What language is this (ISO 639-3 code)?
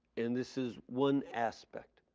eng